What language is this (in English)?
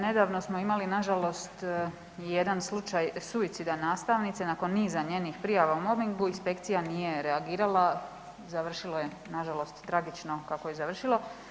Croatian